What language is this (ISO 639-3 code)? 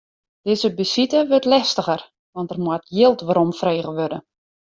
fry